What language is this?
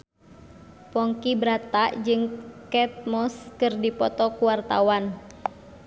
Sundanese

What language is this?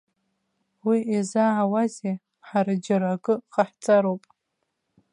Abkhazian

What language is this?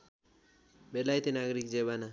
Nepali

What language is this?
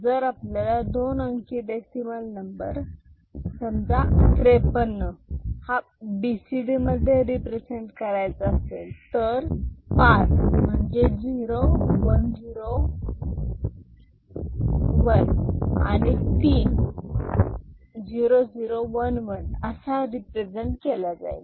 Marathi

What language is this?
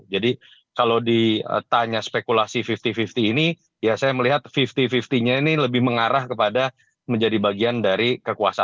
Indonesian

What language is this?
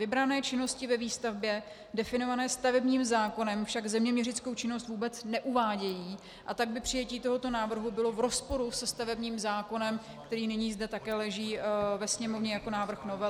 Czech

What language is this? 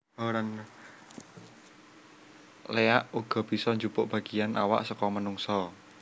Javanese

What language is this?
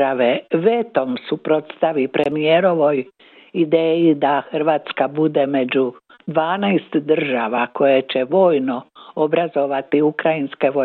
Croatian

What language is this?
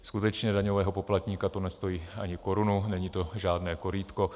Czech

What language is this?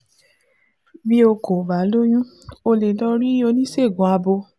Yoruba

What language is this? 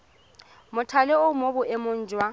Tswana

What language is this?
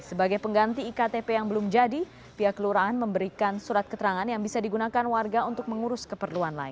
Indonesian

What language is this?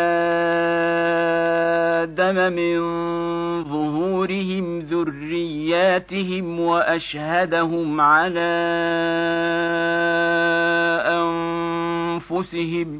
Arabic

